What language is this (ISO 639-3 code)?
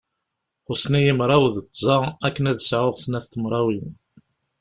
kab